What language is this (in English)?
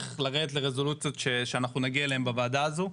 Hebrew